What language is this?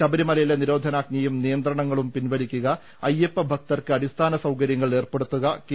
Malayalam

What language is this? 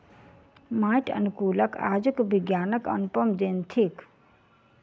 Maithili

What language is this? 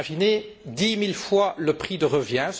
French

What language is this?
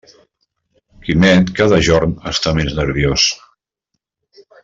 Catalan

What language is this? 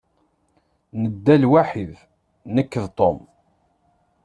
Kabyle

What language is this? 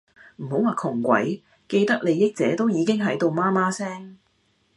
Cantonese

